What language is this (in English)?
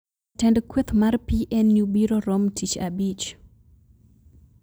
Luo (Kenya and Tanzania)